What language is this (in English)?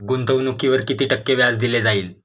Marathi